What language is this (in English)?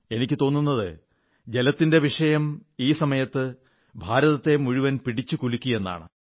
Malayalam